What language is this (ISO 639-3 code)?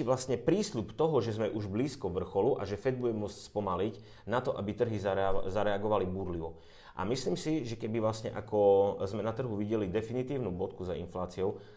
ces